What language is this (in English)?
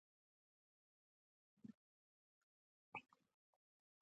Pashto